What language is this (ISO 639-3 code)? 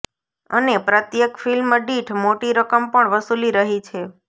guj